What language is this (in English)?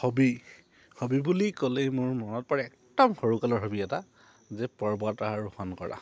Assamese